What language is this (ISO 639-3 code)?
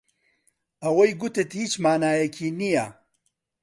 ckb